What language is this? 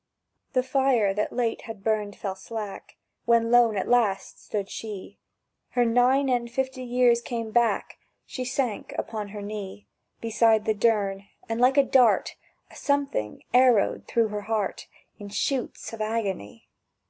English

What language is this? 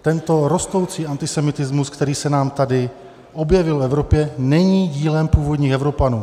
Czech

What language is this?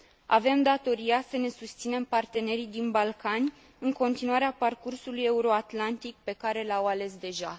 Romanian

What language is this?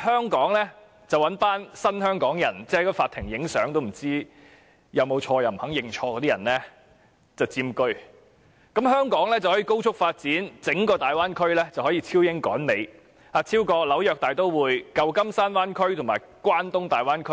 Cantonese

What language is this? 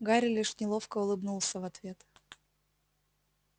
Russian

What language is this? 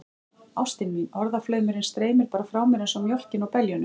Icelandic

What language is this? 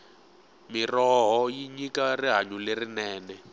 Tsonga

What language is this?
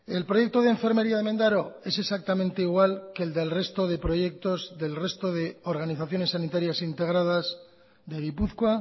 Spanish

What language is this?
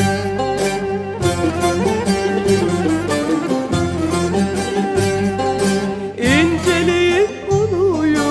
Turkish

